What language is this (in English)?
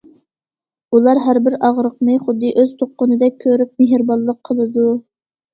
Uyghur